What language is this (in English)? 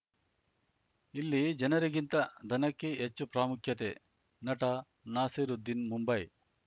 Kannada